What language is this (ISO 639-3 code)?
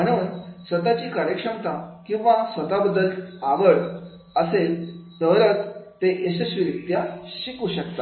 mar